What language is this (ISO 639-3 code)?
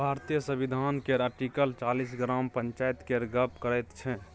mai